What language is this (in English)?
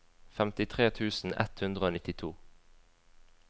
Norwegian